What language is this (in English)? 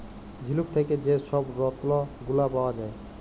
Bangla